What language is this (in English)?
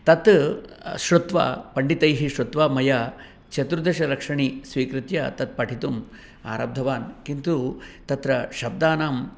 Sanskrit